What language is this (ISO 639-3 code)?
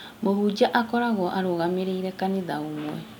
kik